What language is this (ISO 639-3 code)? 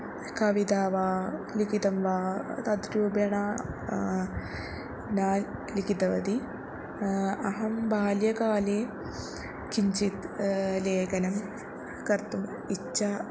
san